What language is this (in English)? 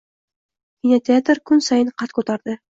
Uzbek